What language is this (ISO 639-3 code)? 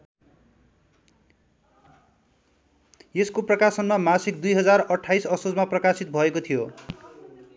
nep